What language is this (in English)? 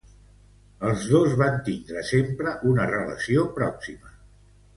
Catalan